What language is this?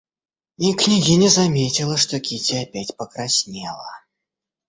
Russian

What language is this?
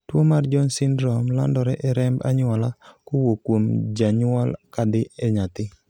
Luo (Kenya and Tanzania)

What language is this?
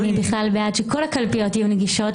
Hebrew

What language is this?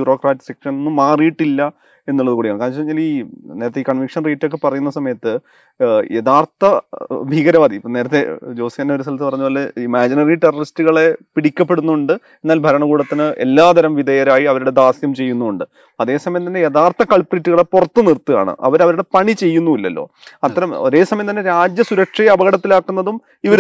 Malayalam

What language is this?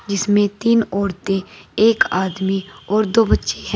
Hindi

